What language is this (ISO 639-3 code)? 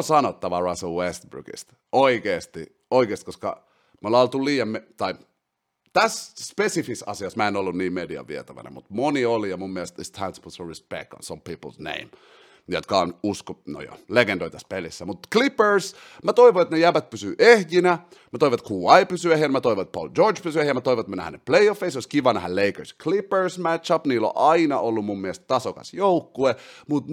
fin